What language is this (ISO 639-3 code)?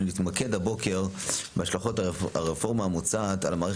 heb